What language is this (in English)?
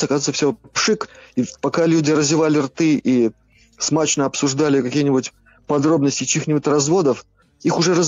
Russian